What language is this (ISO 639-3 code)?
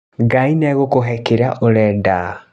kik